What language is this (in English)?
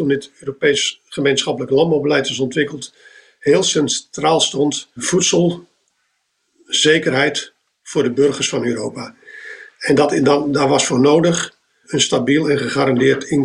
Dutch